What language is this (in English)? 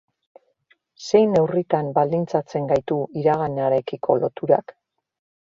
Basque